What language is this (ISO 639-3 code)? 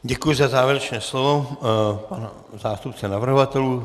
ces